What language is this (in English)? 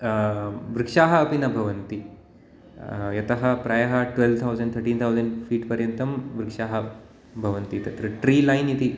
Sanskrit